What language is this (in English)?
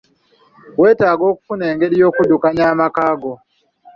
Ganda